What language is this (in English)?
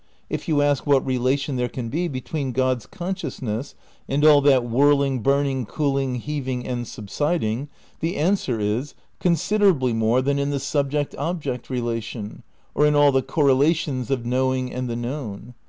English